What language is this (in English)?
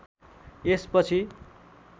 Nepali